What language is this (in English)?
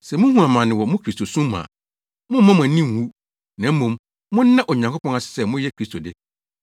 Akan